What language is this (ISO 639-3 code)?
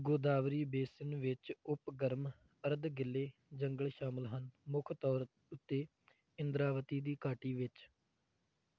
pan